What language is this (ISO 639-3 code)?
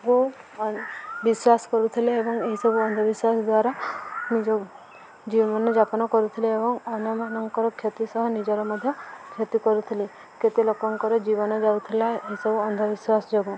ori